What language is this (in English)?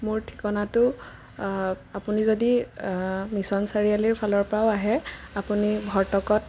Assamese